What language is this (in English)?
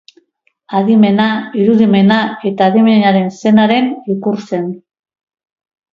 Basque